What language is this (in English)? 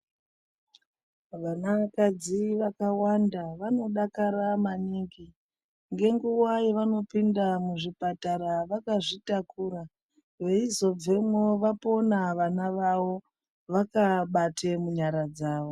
Ndau